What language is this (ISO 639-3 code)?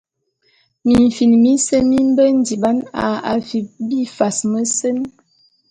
bum